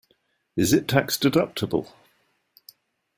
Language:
English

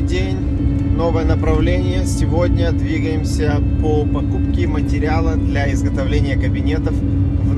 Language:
Russian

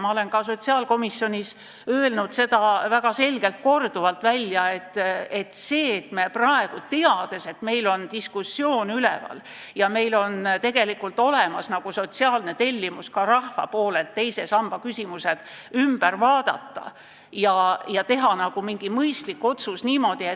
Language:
Estonian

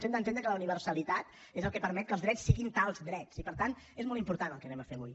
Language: Catalan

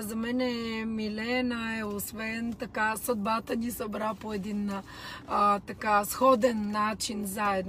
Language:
Bulgarian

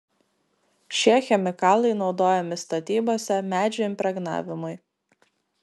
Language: Lithuanian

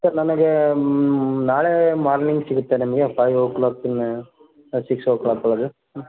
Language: Kannada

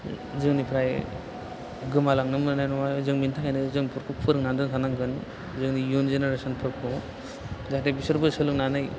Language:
Bodo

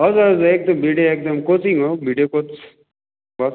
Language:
Nepali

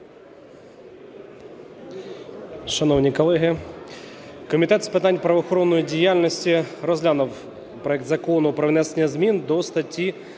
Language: Ukrainian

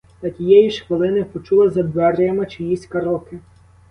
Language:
Ukrainian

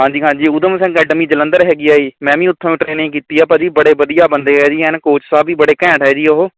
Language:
Punjabi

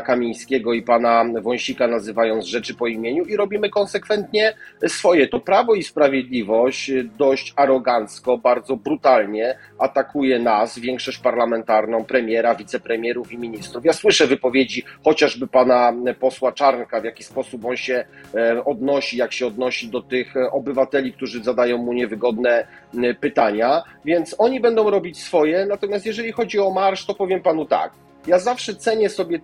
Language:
Polish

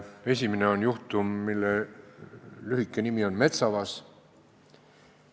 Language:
Estonian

